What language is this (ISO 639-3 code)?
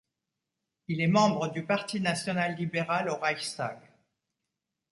fra